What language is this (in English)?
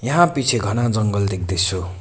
Nepali